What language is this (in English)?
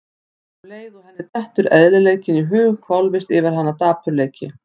Icelandic